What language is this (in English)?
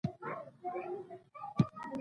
Pashto